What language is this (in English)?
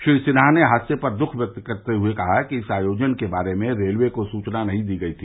Hindi